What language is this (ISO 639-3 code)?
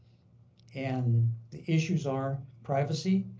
eng